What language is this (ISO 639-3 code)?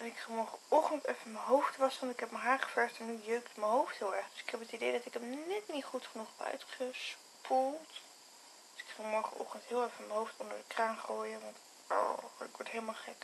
nld